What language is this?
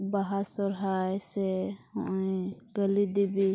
Santali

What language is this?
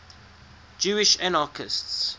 English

